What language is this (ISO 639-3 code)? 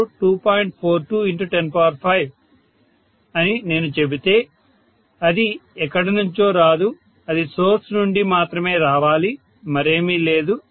tel